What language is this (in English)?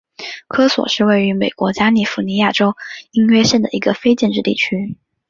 Chinese